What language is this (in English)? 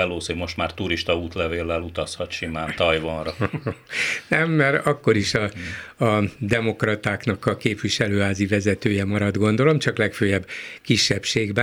Hungarian